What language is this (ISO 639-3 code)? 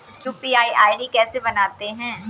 hin